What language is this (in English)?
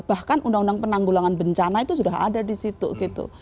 Indonesian